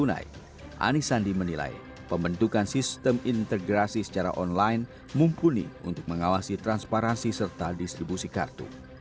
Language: Indonesian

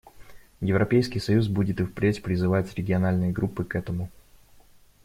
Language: Russian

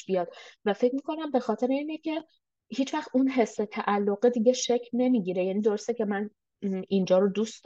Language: Persian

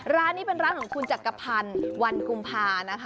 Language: Thai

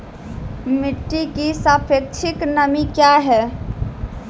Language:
Maithili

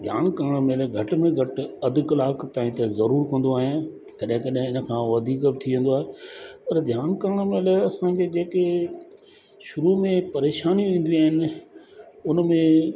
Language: Sindhi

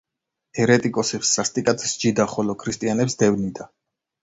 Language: Georgian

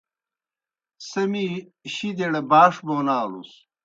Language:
Kohistani Shina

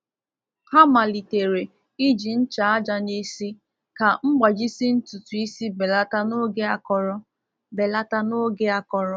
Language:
Igbo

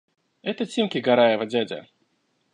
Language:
Russian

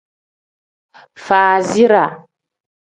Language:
Tem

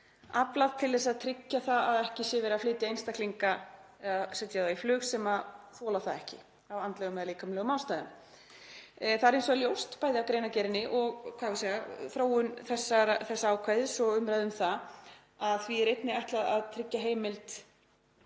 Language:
Icelandic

